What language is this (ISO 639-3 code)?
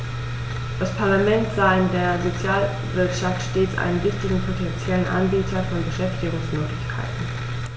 deu